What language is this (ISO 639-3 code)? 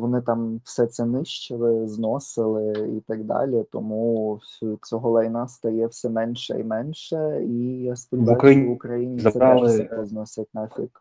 ukr